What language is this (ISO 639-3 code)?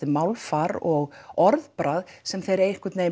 isl